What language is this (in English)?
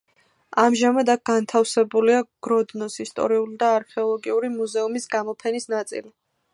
Georgian